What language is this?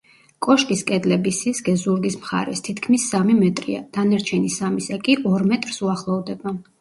Georgian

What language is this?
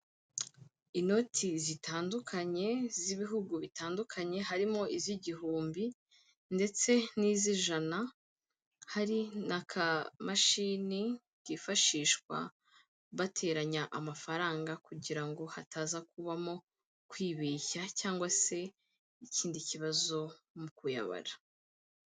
Kinyarwanda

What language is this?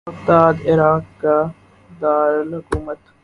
Urdu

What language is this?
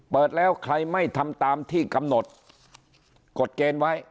Thai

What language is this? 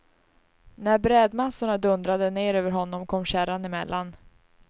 Swedish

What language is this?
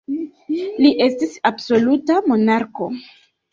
Esperanto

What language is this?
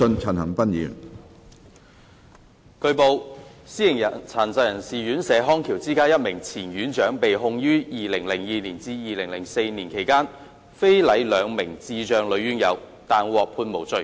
Cantonese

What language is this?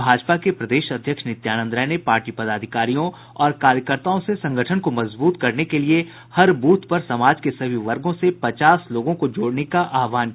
Hindi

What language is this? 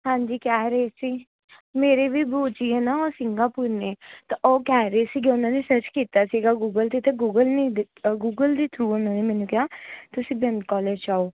Punjabi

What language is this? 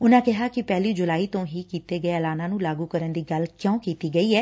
Punjabi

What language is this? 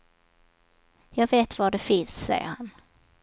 Swedish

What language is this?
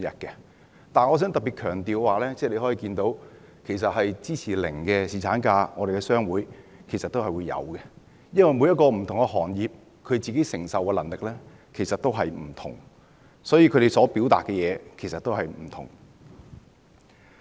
Cantonese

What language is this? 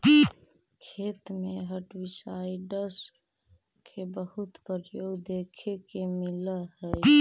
Magahi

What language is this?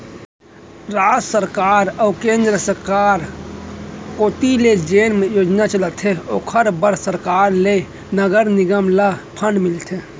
Chhattisgarhi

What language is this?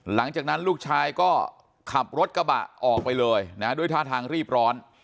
Thai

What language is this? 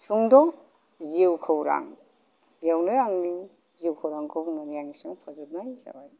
Bodo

